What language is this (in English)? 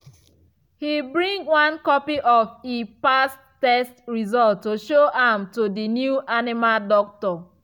Nigerian Pidgin